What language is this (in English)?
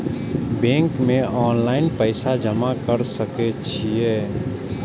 Maithili